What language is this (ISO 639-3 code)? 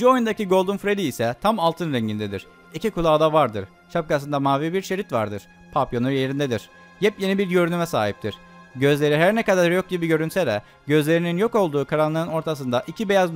tur